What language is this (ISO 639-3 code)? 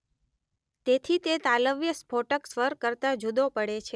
guj